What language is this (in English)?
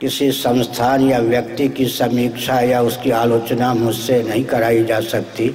Hindi